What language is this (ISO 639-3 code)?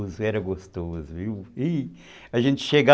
por